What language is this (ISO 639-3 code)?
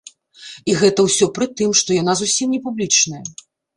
bel